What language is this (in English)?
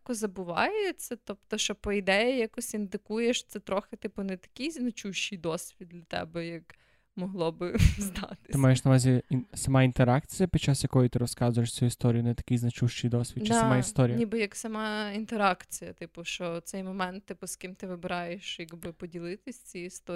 Ukrainian